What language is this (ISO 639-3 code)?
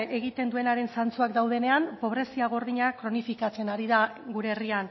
eus